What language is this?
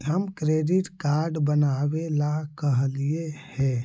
Magahi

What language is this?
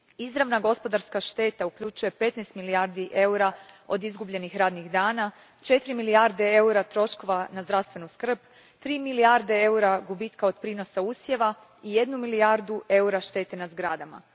Croatian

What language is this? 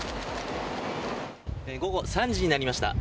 Japanese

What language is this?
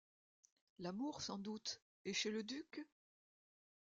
French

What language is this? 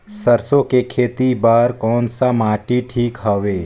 Chhattisgarhi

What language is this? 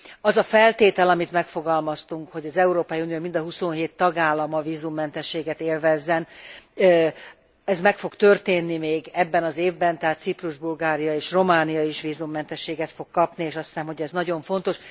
Hungarian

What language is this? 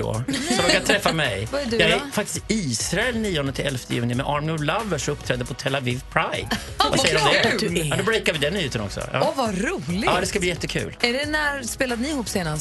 Swedish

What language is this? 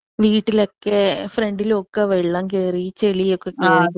Malayalam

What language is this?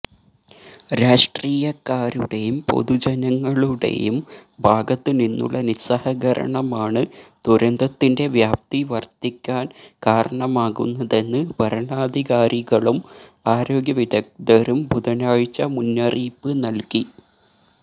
Malayalam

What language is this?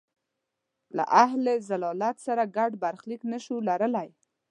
Pashto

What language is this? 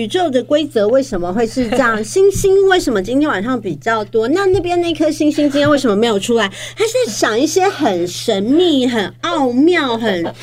Chinese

